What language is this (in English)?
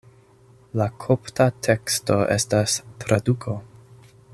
Esperanto